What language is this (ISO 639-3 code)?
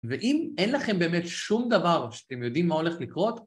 heb